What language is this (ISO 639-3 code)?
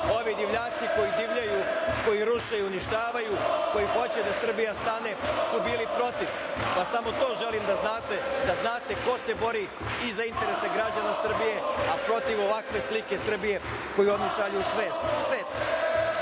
srp